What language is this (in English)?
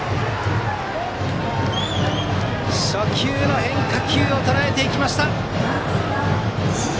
Japanese